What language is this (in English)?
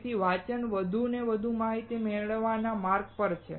Gujarati